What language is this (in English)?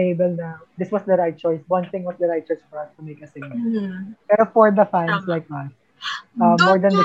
Filipino